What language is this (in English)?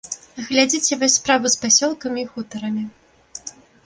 Belarusian